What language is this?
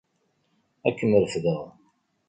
Kabyle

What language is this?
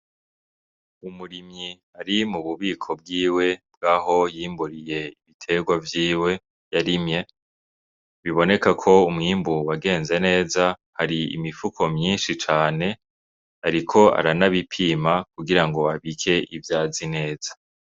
Rundi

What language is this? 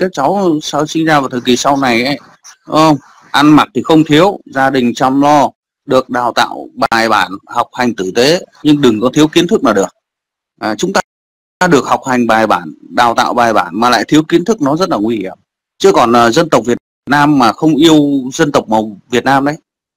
Vietnamese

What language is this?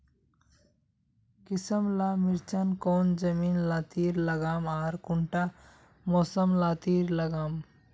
Magahi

